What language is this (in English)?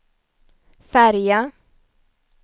Swedish